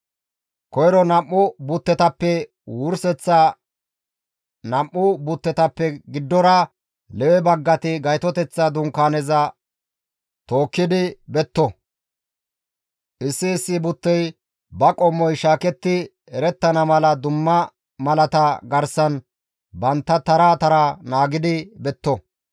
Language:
Gamo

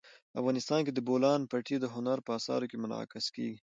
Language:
Pashto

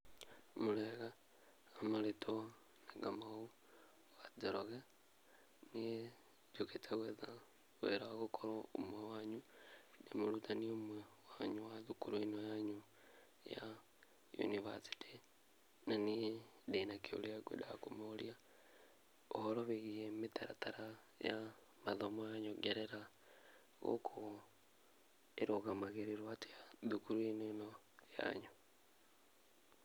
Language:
Kikuyu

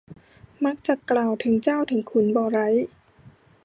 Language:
Thai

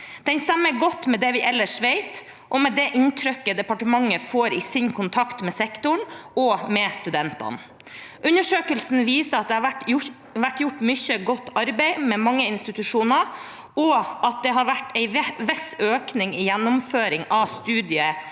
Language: Norwegian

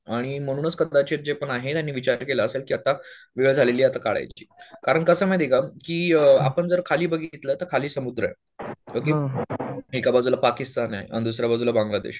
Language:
Marathi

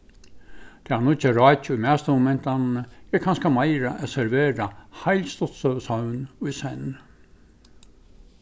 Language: Faroese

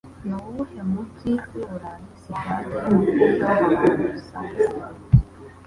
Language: Kinyarwanda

